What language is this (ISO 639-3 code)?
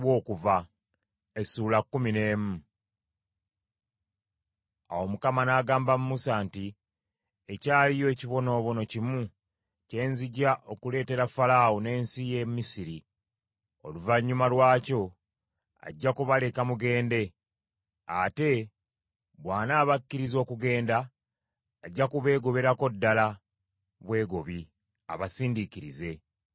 lug